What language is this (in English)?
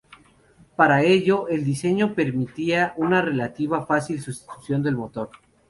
Spanish